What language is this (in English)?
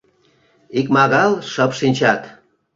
Mari